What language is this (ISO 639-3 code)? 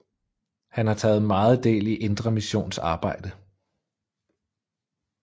dan